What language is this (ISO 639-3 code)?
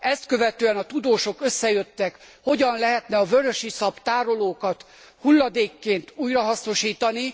hun